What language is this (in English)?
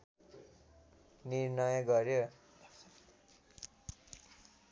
Nepali